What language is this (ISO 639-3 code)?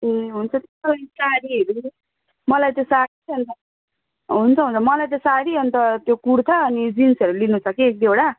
nep